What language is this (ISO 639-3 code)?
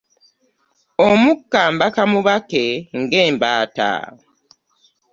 lug